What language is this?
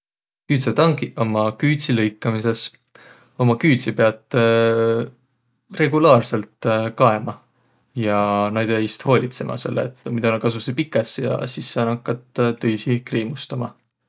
Võro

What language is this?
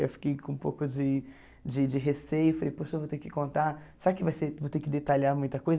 Portuguese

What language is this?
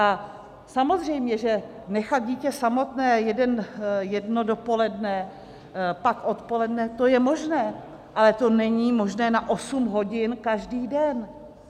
Czech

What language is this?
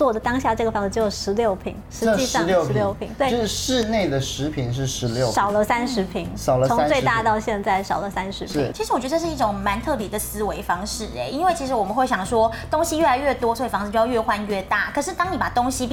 Chinese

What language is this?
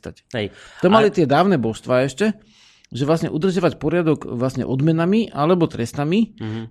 Slovak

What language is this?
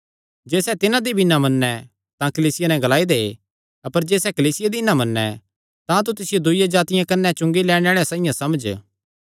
Kangri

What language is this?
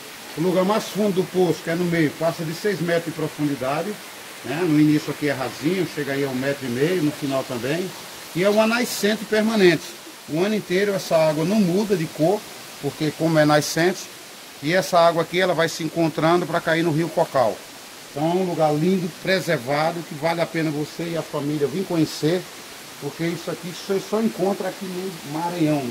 Portuguese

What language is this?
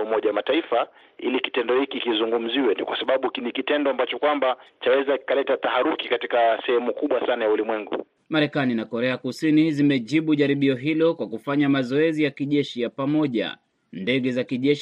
Swahili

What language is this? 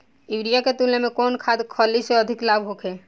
Bhojpuri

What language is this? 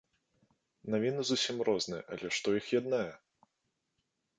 Belarusian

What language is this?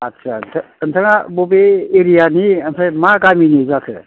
Bodo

